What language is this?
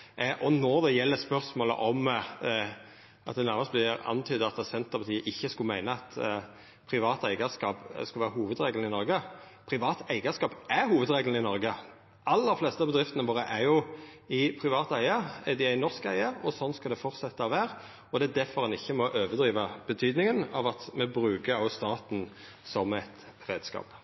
Norwegian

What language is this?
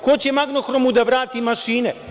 Serbian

